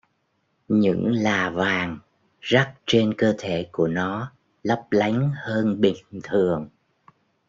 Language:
Vietnamese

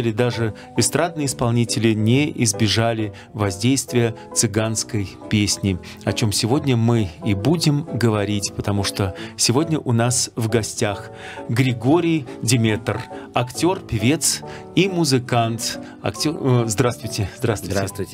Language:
Russian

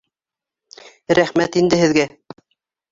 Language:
Bashkir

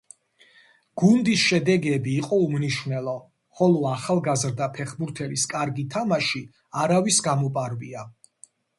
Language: Georgian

